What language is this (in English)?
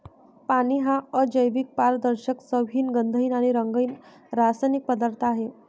Marathi